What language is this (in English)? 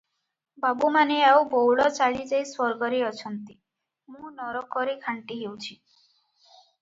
Odia